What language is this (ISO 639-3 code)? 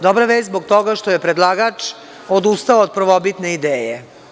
srp